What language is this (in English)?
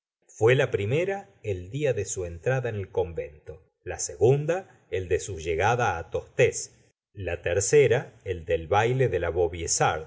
Spanish